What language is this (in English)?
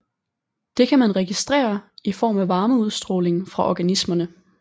Danish